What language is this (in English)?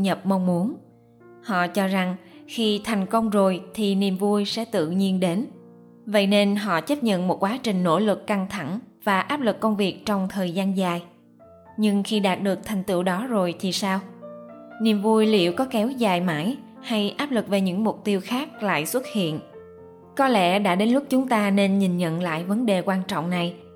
Vietnamese